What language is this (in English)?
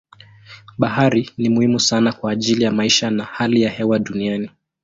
Swahili